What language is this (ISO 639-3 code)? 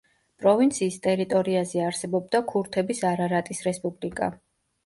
kat